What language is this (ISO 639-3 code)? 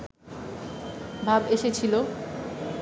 ben